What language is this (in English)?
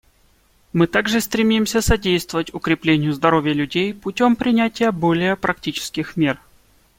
Russian